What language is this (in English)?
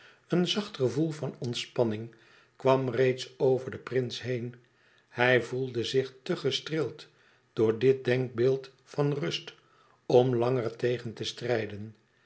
Dutch